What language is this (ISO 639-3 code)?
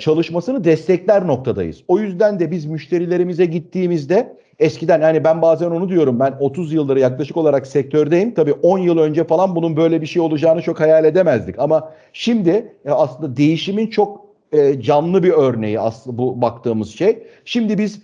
tur